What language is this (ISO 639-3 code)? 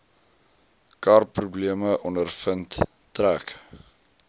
afr